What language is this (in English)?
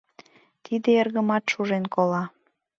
Mari